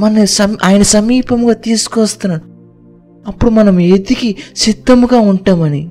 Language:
Telugu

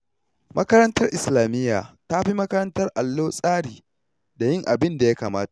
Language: Hausa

